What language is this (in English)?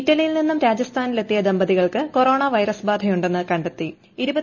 Malayalam